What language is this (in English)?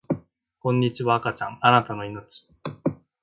Japanese